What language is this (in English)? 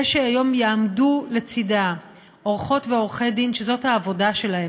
Hebrew